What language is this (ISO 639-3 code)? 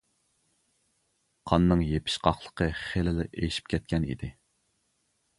uig